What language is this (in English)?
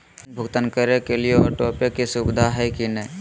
Magahi